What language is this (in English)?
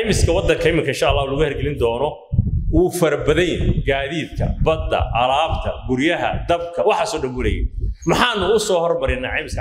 Arabic